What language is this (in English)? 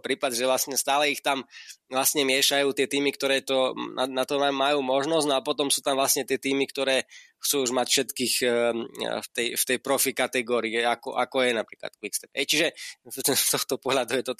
Slovak